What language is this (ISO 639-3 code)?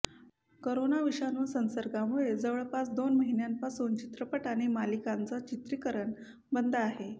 mar